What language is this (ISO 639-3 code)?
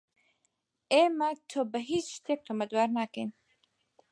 ckb